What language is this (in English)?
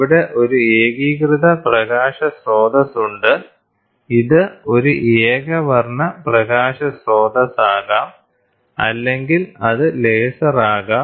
Malayalam